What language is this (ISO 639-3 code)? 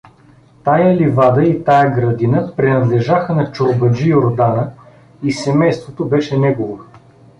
bul